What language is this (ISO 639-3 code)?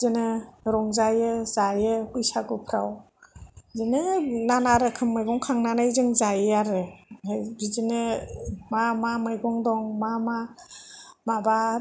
brx